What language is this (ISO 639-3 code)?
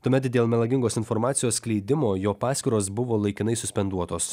lit